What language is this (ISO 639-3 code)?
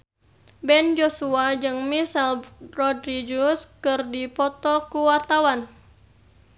sun